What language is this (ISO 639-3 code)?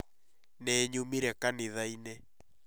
kik